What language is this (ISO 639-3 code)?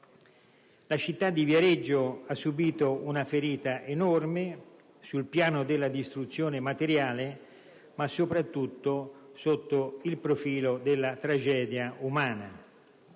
ita